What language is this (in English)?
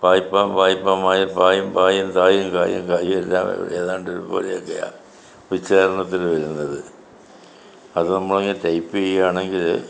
Malayalam